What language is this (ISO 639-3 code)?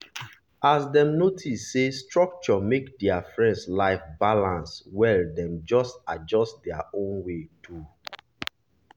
pcm